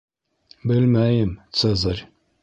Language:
Bashkir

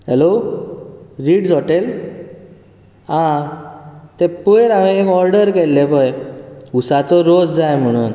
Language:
Konkani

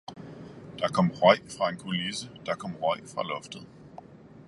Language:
Danish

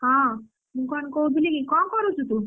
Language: Odia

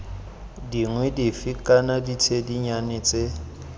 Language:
Tswana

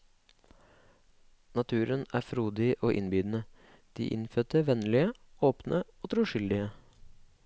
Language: Norwegian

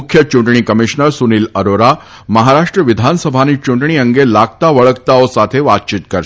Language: Gujarati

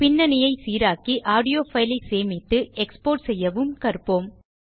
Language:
Tamil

